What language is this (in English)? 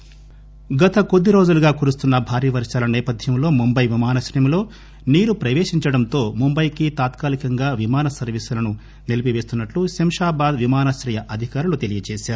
Telugu